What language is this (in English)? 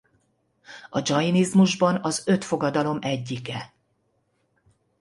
Hungarian